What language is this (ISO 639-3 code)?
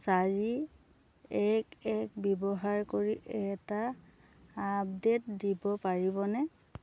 asm